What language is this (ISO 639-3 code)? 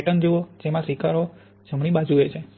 guj